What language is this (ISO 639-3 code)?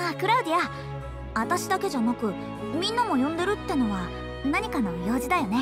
jpn